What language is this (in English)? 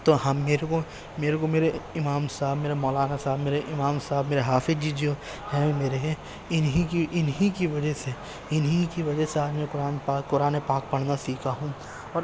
Urdu